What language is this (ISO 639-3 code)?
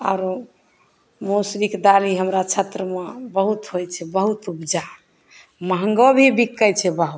mai